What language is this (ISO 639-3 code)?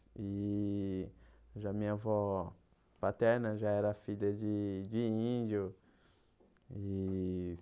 por